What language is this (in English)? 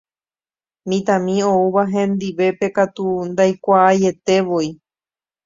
Guarani